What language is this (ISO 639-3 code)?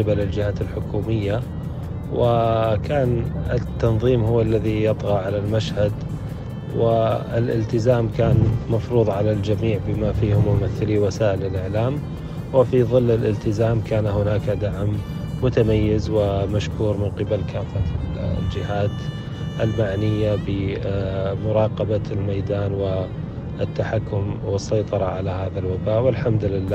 ara